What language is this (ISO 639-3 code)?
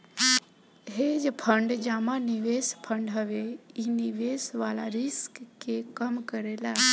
bho